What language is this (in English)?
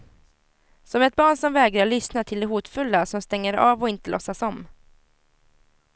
Swedish